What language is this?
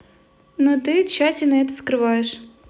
Russian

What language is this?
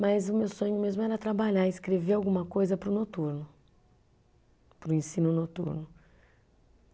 Portuguese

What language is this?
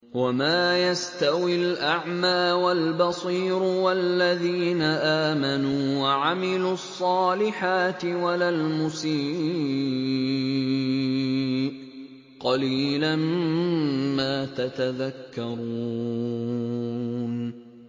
Arabic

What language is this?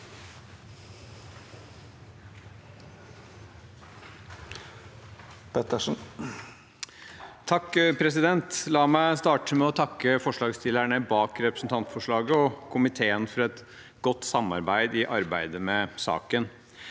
Norwegian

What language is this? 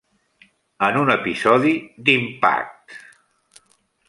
Catalan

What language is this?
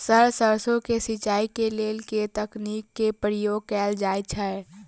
Maithili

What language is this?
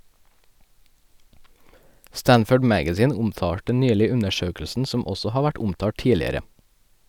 Norwegian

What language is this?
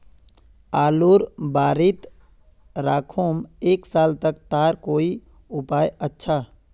Magahi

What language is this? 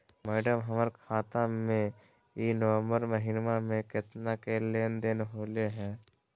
Magahi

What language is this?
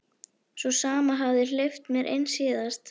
Icelandic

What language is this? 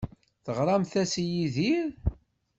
Kabyle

